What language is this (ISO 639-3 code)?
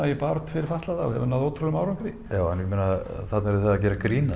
isl